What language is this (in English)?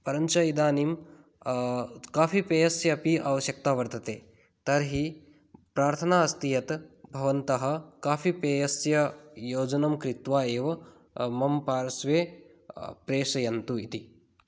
Sanskrit